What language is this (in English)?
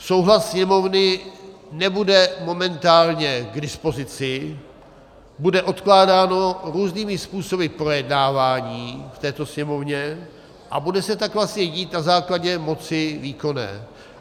Czech